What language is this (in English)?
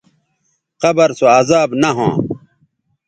Bateri